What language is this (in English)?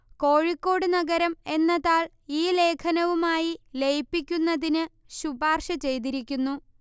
Malayalam